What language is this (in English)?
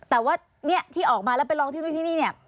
Thai